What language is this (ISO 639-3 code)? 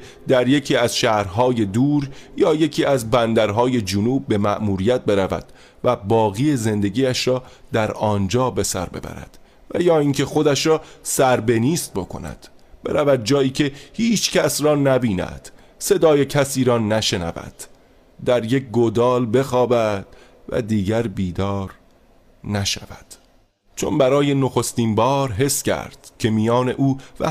fas